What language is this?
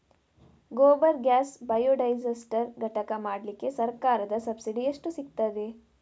Kannada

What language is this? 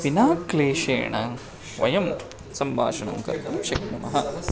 Sanskrit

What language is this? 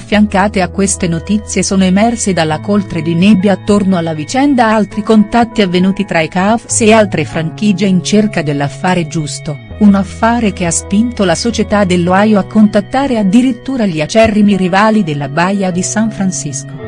Italian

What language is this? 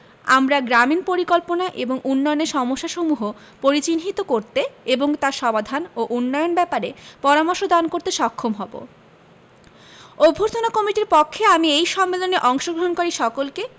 Bangla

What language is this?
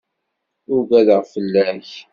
Kabyle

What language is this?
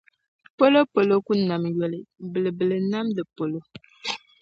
Dagbani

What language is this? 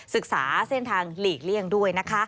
Thai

